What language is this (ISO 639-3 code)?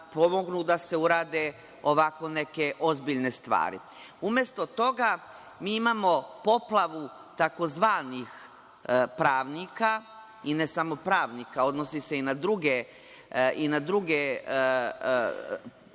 srp